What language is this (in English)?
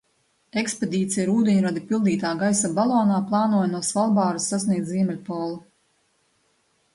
Latvian